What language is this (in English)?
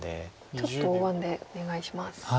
Japanese